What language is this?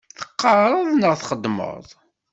Kabyle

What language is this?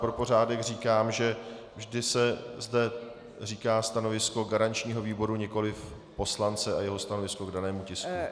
Czech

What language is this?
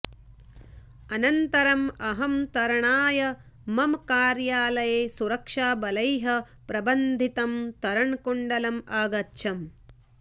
Sanskrit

